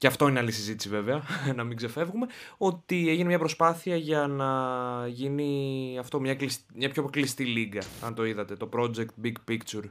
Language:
Greek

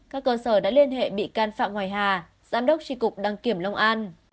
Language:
Vietnamese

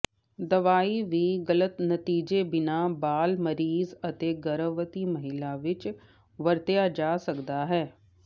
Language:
Punjabi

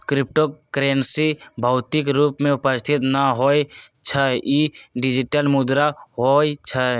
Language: Magahi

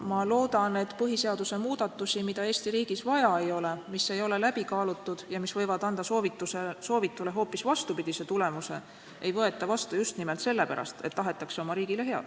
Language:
Estonian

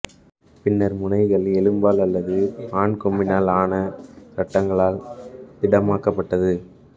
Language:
Tamil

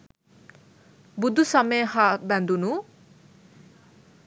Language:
Sinhala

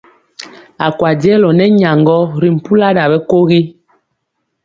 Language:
Mpiemo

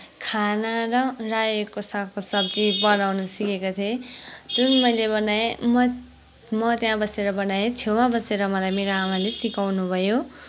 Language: Nepali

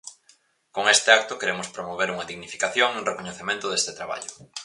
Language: Galician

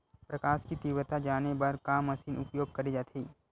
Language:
Chhattisgarhi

